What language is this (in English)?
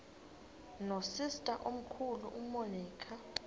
Xhosa